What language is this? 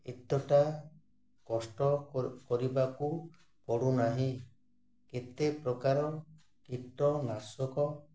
Odia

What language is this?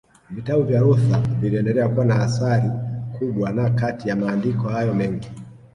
Swahili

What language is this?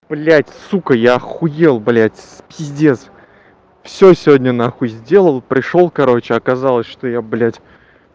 Russian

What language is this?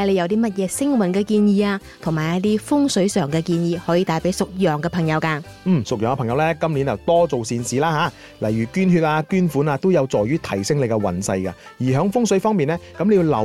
Chinese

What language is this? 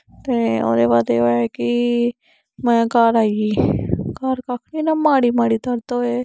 Dogri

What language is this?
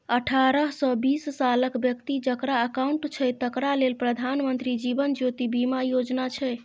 Maithili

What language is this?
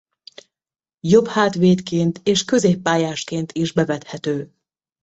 Hungarian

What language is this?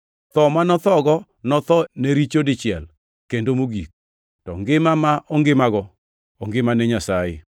Luo (Kenya and Tanzania)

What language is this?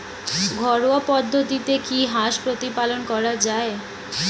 Bangla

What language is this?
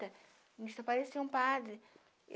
Portuguese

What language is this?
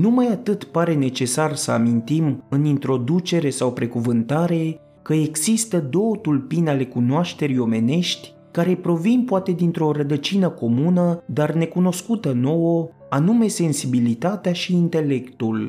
Romanian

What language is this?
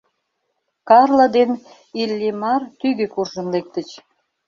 Mari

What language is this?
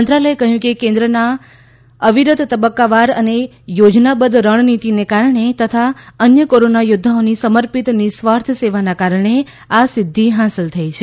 Gujarati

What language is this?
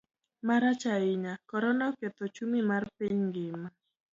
Luo (Kenya and Tanzania)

